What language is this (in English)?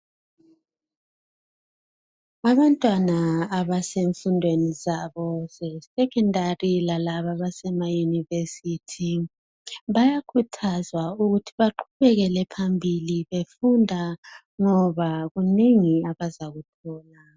North Ndebele